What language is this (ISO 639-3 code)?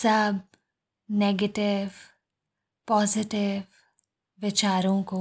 hin